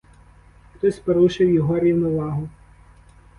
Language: Ukrainian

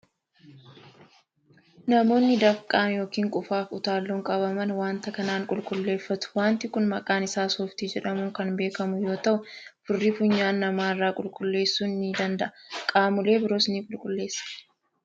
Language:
Oromo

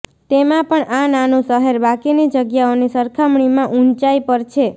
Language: Gujarati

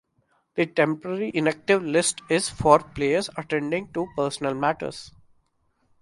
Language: English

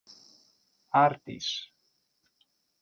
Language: Icelandic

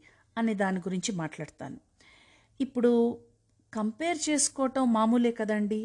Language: Telugu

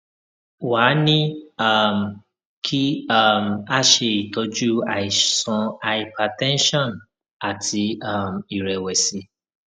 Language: Yoruba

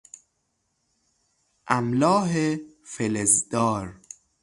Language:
Persian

